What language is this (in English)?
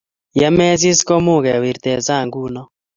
Kalenjin